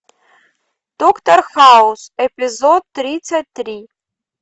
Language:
Russian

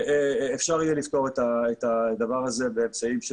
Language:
Hebrew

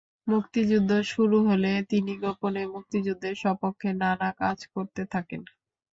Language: Bangla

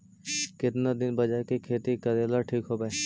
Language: Magahi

